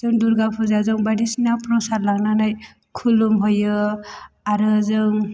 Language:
Bodo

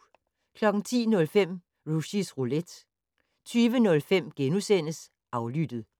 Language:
Danish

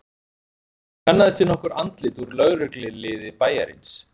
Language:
Icelandic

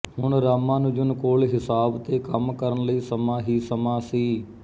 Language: Punjabi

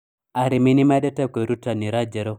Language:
Kikuyu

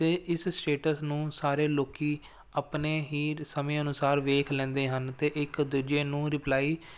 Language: Punjabi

